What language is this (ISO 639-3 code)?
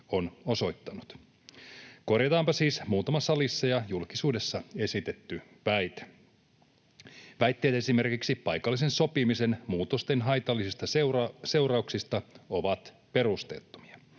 fin